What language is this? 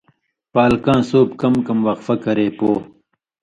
Indus Kohistani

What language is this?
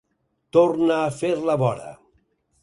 Catalan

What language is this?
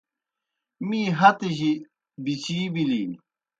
Kohistani Shina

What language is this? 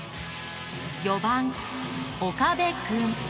Japanese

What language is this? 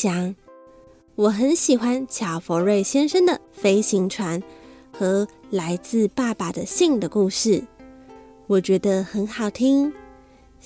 Chinese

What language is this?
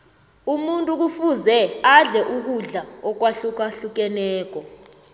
South Ndebele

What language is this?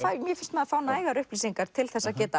Icelandic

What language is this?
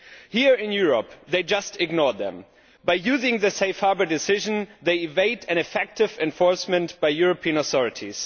English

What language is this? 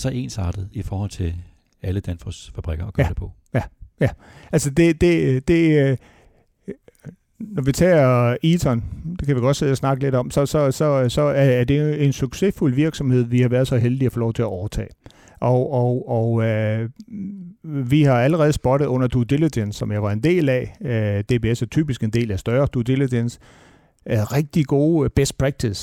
Danish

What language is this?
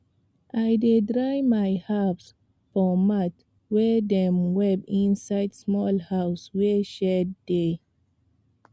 Nigerian Pidgin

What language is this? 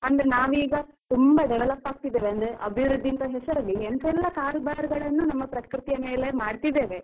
Kannada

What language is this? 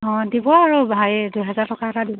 Assamese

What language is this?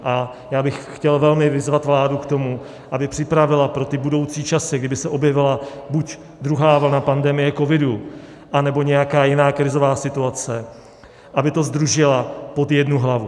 Czech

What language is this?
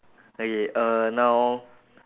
English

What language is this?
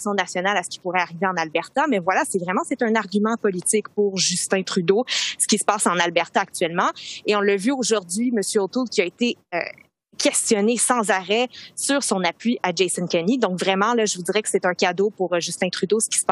French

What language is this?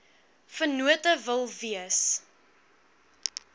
Afrikaans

